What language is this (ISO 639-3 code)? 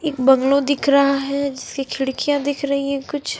hin